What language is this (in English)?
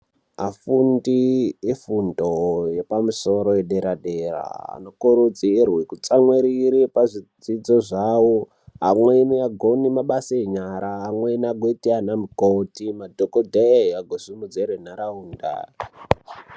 Ndau